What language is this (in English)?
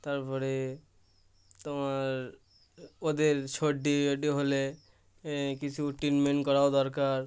Bangla